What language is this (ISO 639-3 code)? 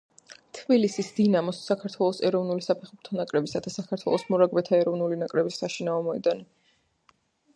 kat